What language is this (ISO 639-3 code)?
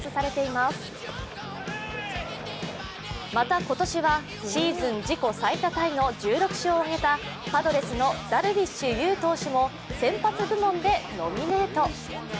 jpn